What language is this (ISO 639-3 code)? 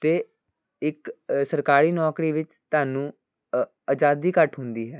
pan